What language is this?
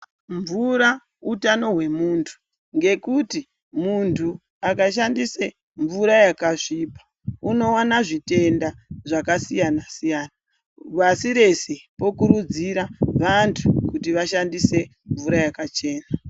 Ndau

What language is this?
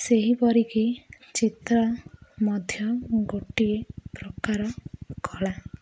Odia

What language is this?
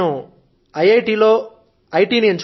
Telugu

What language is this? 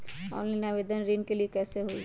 Magahi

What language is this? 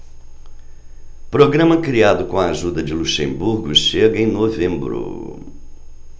Portuguese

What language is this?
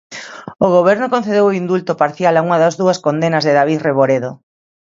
Galician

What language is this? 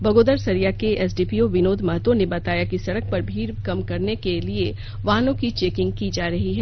Hindi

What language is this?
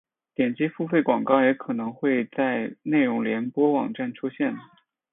Chinese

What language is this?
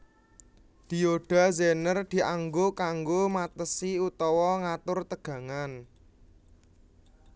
Javanese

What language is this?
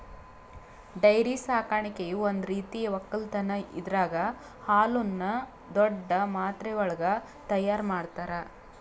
Kannada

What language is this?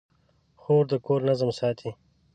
Pashto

